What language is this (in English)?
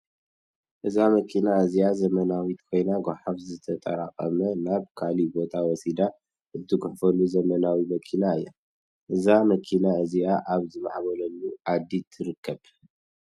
Tigrinya